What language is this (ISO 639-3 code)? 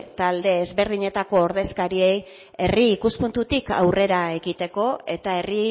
eus